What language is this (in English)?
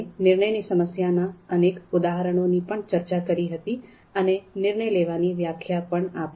Gujarati